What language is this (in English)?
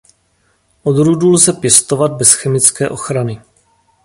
Czech